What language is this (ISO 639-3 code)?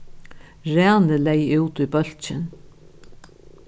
fao